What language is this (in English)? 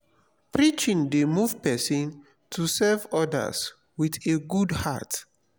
Nigerian Pidgin